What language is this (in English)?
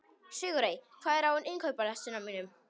Icelandic